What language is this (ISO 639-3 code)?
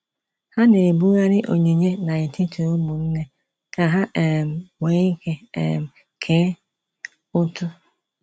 ibo